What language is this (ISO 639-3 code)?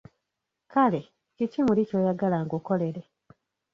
lug